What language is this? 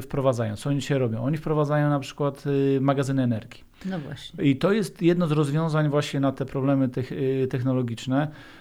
Polish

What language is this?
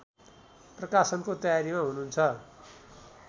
Nepali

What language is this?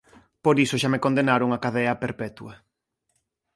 Galician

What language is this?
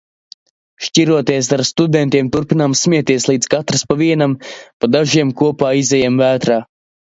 Latvian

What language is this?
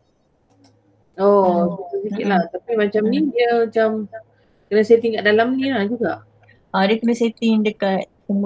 Malay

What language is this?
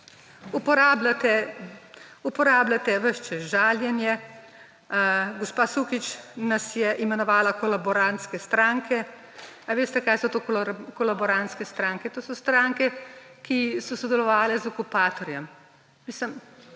Slovenian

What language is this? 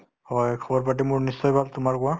Assamese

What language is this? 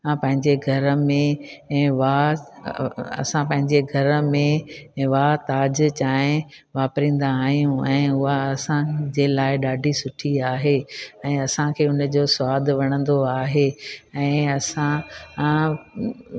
Sindhi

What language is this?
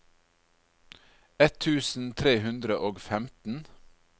Norwegian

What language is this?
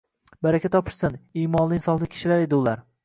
Uzbek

